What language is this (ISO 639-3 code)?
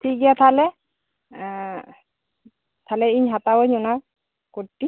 sat